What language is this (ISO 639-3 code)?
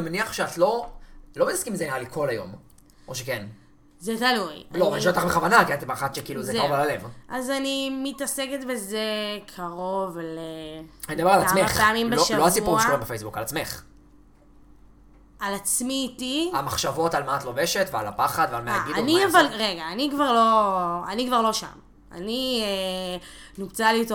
heb